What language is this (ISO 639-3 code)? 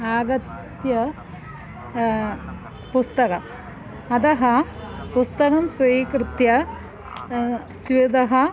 san